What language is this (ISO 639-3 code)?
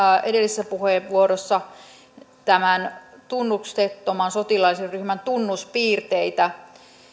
fin